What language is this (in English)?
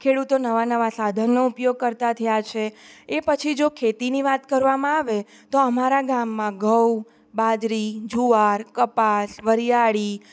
Gujarati